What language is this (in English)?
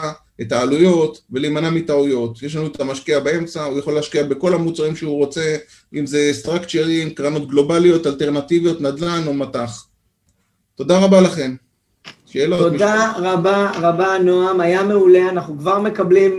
Hebrew